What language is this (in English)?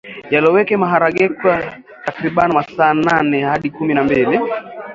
Swahili